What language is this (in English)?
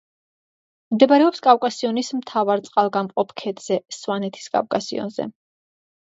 Georgian